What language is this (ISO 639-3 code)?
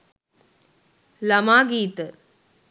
sin